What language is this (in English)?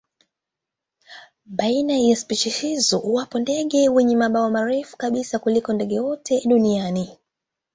Swahili